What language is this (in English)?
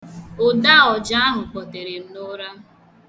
Igbo